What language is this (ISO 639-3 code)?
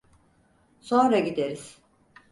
tur